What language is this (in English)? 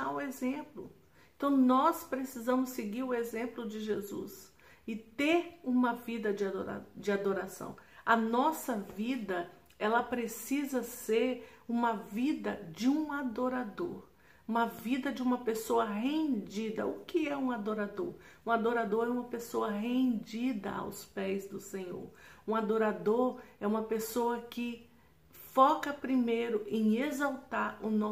Portuguese